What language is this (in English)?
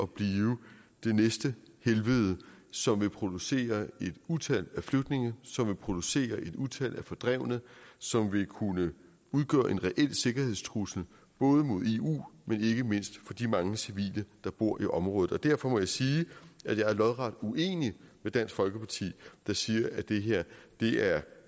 Danish